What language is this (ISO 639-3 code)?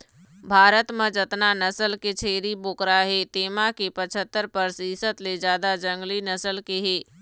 hne